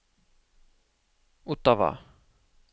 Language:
Norwegian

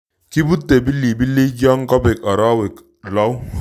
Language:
Kalenjin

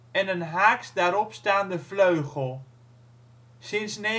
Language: Dutch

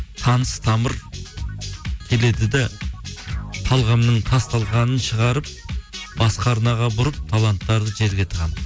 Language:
Kazakh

